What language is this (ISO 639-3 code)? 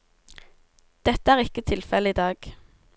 nor